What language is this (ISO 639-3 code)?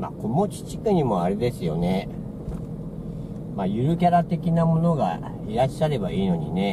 jpn